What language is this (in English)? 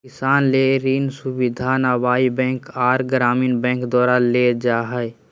Magahi